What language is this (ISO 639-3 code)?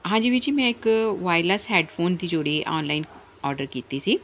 pan